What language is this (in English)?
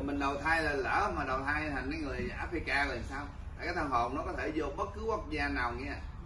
Vietnamese